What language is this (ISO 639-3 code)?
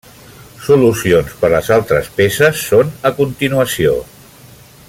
cat